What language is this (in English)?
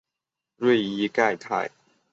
Chinese